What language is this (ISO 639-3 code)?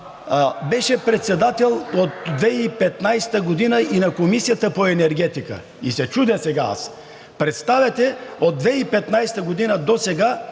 bul